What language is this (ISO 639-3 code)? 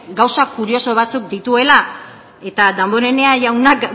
eus